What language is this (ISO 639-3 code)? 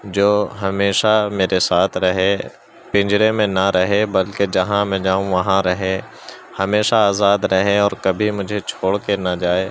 urd